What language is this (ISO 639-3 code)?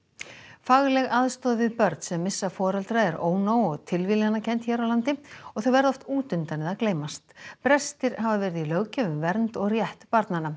isl